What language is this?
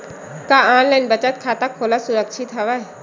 Chhattisgarhi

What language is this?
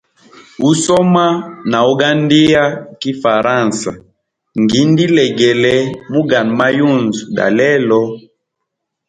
Hemba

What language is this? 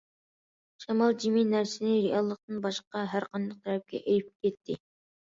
Uyghur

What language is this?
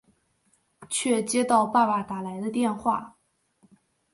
Chinese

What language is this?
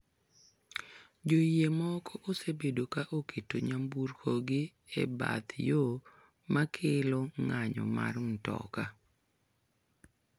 Luo (Kenya and Tanzania)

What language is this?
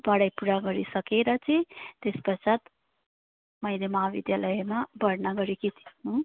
Nepali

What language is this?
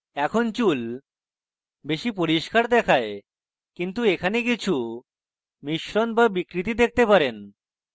Bangla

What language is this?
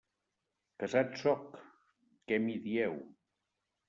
Catalan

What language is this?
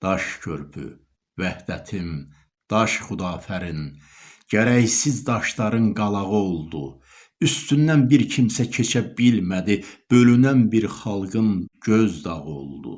Turkish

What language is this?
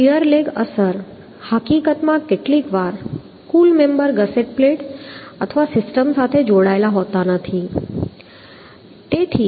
Gujarati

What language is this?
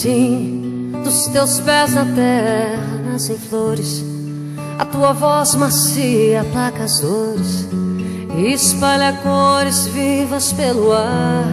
Portuguese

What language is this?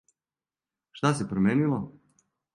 Serbian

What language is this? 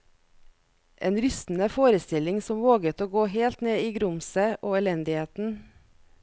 Norwegian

